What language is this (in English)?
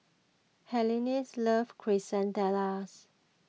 English